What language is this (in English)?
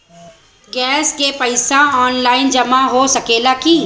Bhojpuri